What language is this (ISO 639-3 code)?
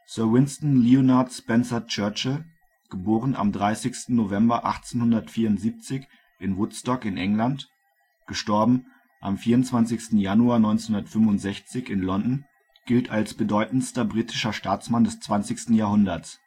deu